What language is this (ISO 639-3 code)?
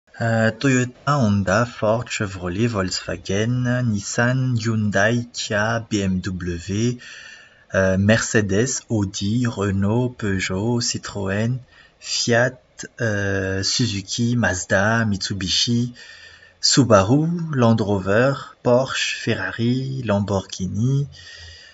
mlg